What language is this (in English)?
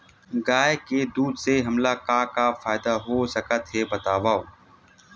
Chhattisgarhi